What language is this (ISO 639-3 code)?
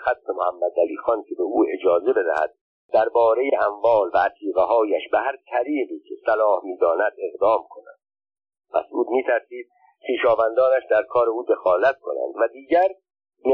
fas